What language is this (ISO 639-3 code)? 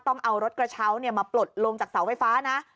tha